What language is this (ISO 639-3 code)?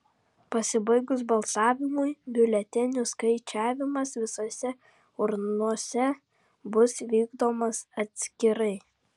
lit